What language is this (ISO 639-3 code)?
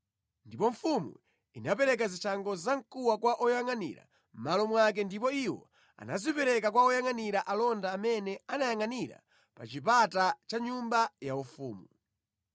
nya